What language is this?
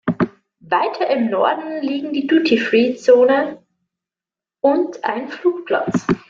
German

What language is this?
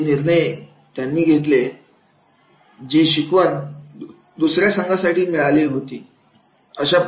Marathi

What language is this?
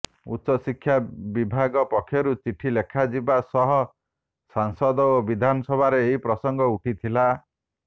Odia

